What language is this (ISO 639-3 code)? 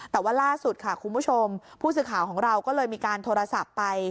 tha